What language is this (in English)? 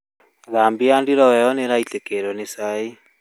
Kikuyu